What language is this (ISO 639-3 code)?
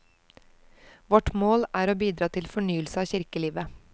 nor